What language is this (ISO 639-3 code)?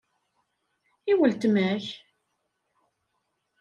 kab